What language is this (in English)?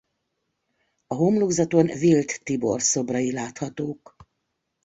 Hungarian